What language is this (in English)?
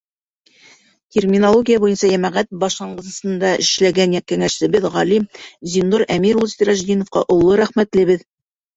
Bashkir